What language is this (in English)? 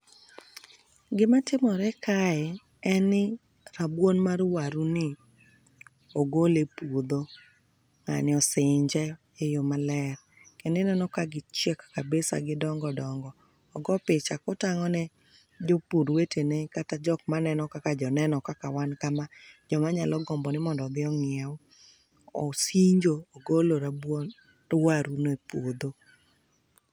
Luo (Kenya and Tanzania)